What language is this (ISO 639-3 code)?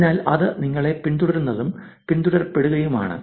mal